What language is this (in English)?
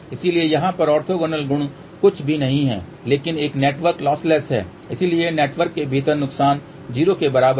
Hindi